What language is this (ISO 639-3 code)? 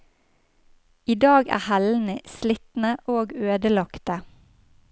nor